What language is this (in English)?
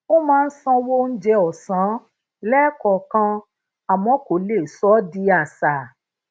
Yoruba